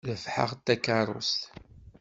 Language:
Kabyle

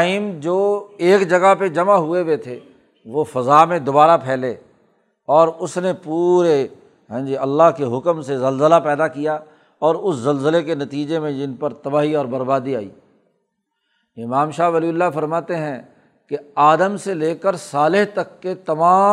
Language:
Urdu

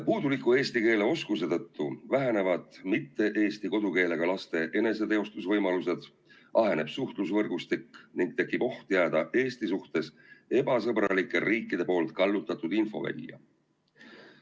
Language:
Estonian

